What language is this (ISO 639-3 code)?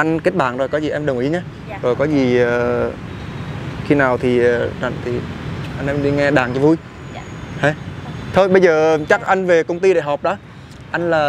vie